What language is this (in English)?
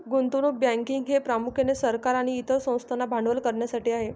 Marathi